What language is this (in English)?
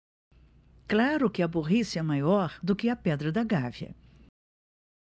Portuguese